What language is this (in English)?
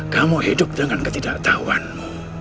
Indonesian